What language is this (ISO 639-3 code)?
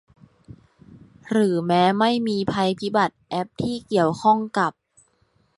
tha